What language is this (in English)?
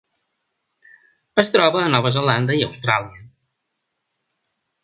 Catalan